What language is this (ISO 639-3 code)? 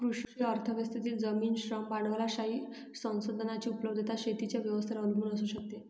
mar